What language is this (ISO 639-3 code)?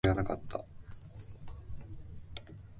jpn